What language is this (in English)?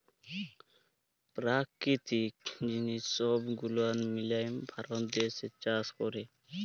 Bangla